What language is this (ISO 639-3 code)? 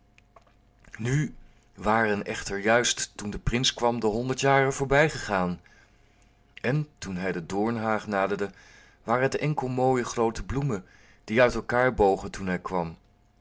nld